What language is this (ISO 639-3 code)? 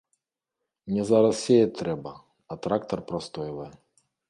bel